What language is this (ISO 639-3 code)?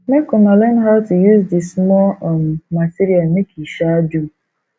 pcm